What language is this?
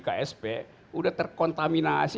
Indonesian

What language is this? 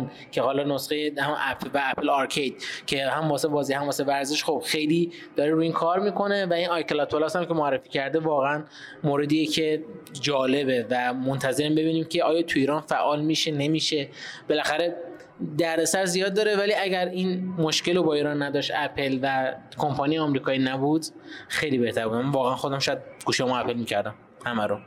Persian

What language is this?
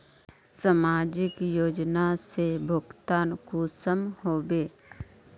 Magahi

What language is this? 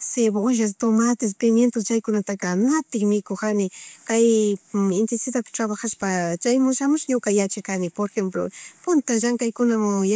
Chimborazo Highland Quichua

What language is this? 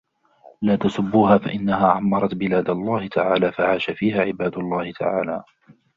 Arabic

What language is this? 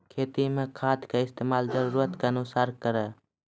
Maithili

